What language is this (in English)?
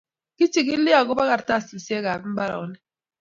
Kalenjin